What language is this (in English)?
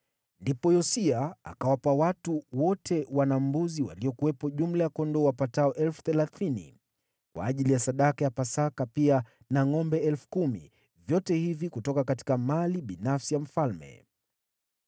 Swahili